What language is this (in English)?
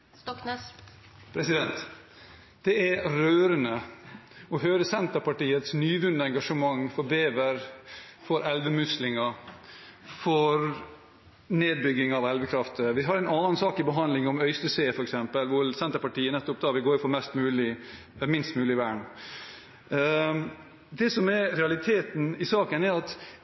Norwegian Bokmål